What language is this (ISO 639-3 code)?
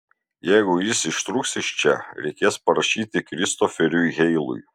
lit